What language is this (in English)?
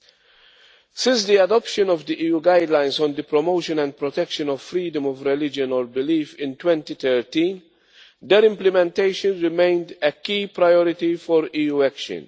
English